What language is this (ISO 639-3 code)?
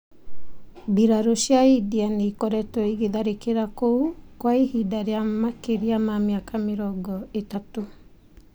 kik